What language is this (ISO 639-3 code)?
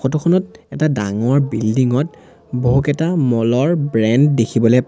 asm